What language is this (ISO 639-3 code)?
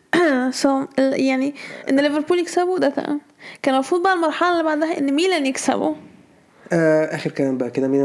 ara